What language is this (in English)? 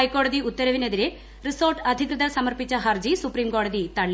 Malayalam